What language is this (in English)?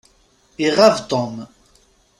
Kabyle